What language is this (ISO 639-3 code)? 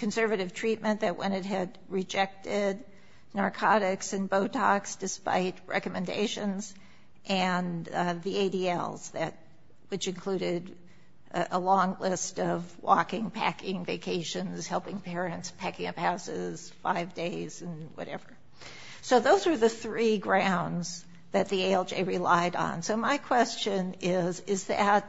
eng